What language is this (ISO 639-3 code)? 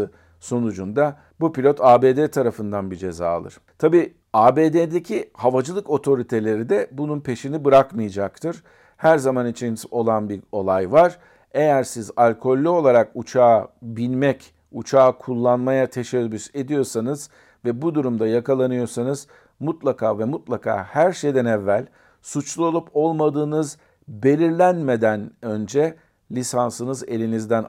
tur